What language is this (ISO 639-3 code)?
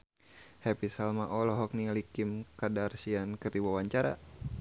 sun